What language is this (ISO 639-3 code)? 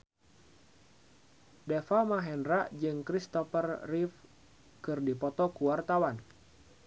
sun